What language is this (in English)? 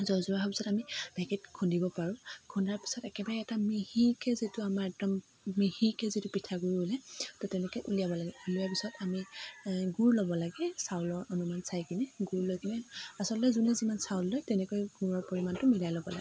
Assamese